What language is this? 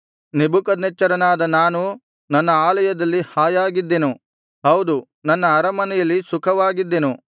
Kannada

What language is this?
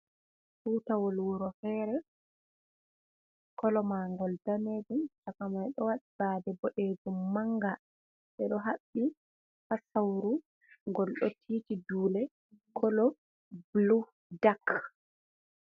Fula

